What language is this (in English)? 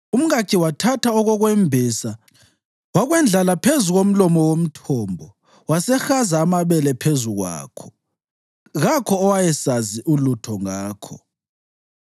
North Ndebele